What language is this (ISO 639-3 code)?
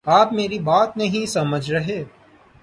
urd